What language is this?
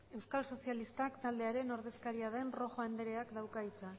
Basque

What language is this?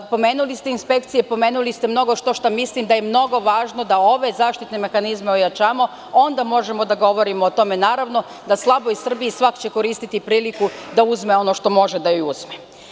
Serbian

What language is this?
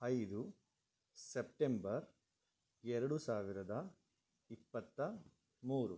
Kannada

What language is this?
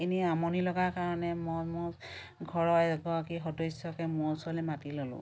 Assamese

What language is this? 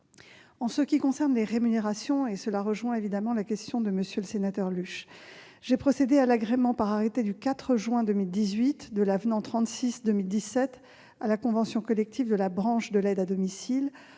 French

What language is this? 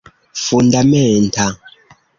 Esperanto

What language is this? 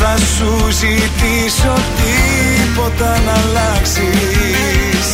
Greek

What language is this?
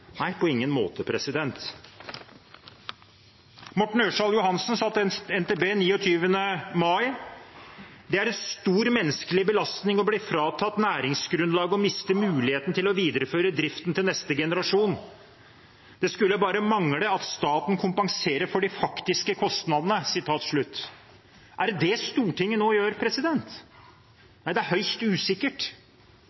Norwegian Bokmål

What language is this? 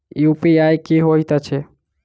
Maithili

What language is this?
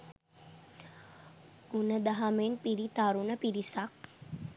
Sinhala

